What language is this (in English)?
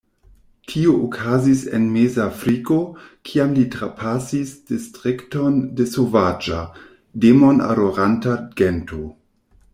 Esperanto